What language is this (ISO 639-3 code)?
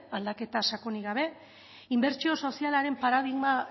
eus